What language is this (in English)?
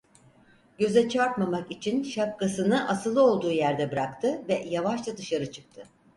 Turkish